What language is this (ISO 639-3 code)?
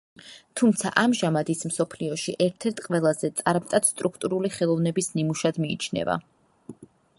kat